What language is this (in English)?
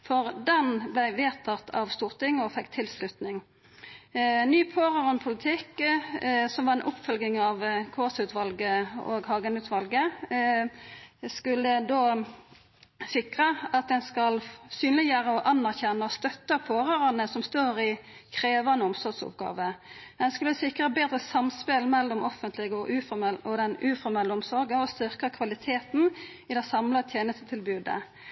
Norwegian Nynorsk